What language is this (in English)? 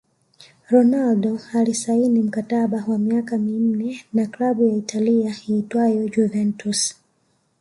Swahili